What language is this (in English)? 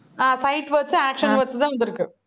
Tamil